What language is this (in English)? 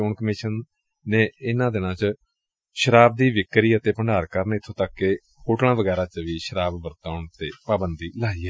Punjabi